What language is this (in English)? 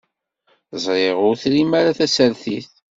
Kabyle